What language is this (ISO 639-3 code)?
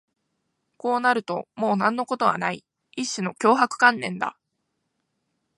jpn